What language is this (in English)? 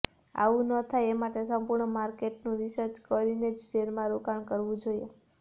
Gujarati